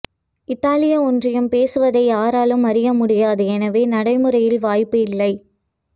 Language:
Tamil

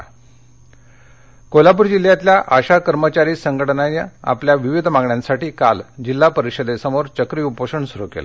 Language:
Marathi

